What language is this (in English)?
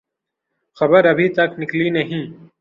Urdu